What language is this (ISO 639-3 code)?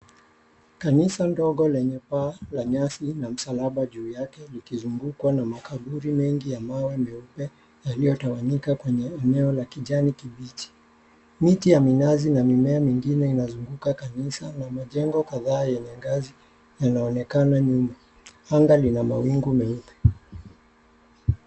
swa